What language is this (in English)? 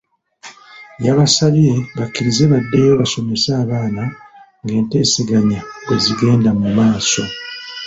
Ganda